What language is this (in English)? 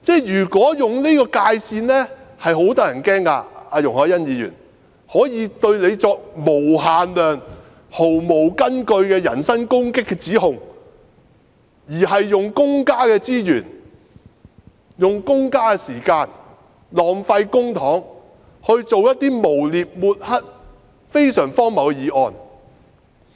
Cantonese